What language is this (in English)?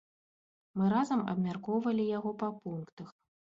Belarusian